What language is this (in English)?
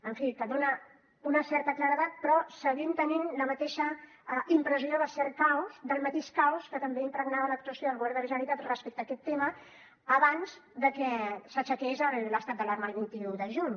Catalan